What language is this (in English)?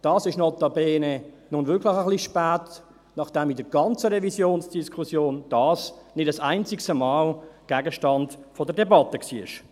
Swiss German